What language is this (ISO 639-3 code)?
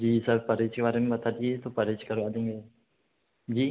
hin